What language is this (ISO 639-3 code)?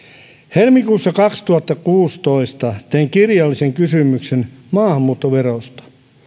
fin